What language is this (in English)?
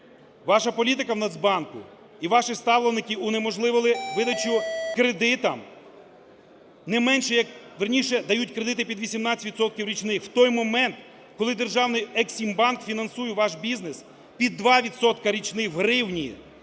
Ukrainian